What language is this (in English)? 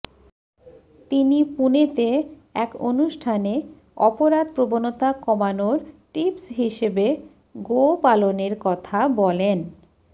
Bangla